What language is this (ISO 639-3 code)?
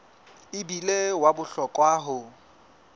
sot